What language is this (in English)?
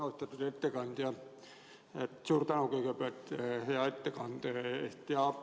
Estonian